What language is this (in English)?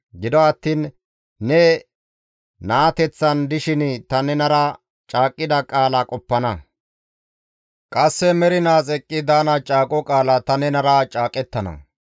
Gamo